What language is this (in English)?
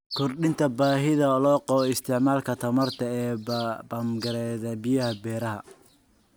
Somali